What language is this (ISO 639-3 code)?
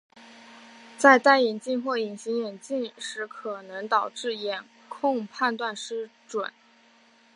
zho